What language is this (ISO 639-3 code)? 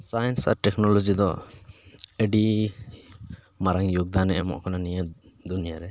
sat